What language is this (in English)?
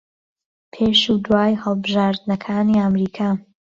Central Kurdish